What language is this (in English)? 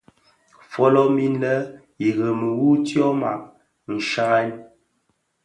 Bafia